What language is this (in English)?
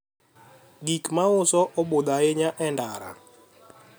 Luo (Kenya and Tanzania)